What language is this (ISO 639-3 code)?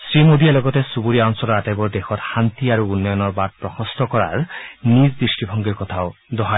asm